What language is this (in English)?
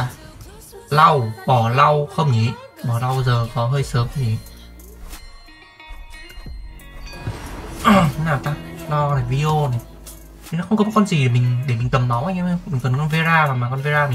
Vietnamese